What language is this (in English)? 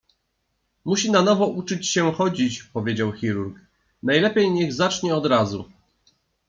Polish